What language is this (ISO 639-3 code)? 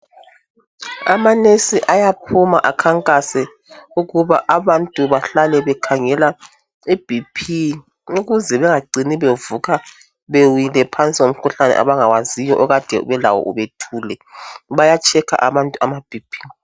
nde